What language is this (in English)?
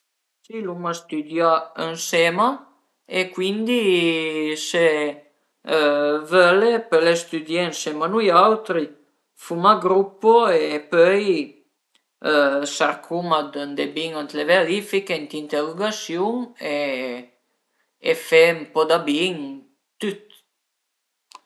Piedmontese